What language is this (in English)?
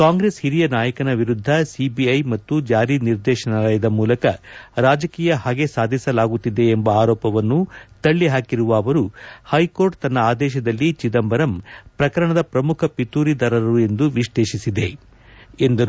Kannada